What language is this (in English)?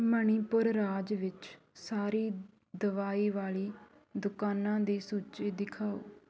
Punjabi